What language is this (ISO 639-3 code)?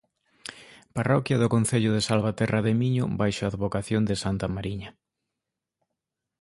glg